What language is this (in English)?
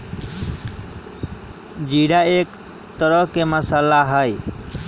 Magahi